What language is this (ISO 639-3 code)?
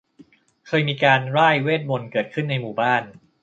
tha